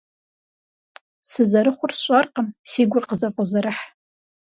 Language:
Kabardian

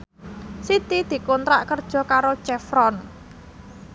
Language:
Javanese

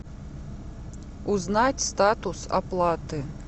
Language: Russian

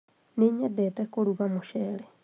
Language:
Kikuyu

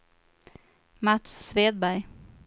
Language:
Swedish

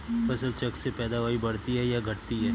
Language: Hindi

